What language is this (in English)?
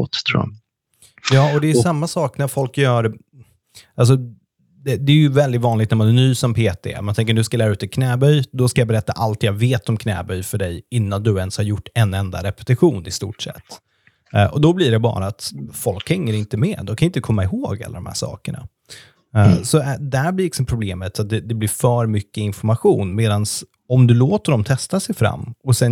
Swedish